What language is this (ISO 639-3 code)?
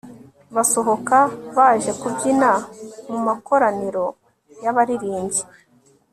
kin